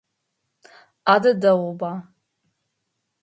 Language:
Adyghe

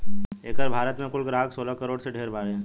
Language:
Bhojpuri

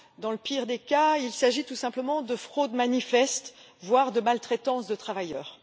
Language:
French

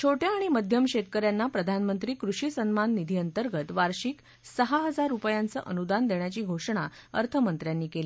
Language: Marathi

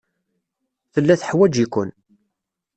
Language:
Kabyle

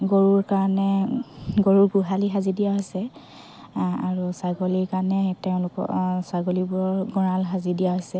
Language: Assamese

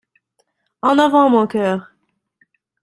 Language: French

